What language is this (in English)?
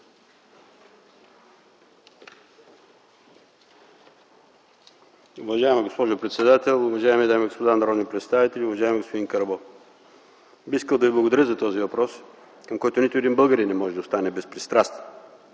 Bulgarian